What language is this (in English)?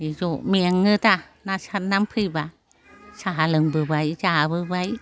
Bodo